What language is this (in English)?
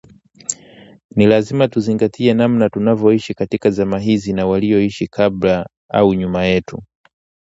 Swahili